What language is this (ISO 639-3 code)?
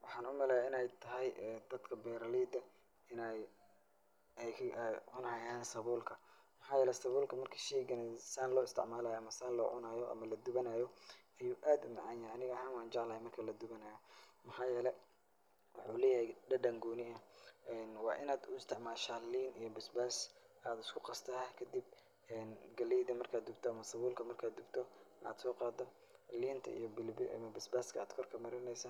som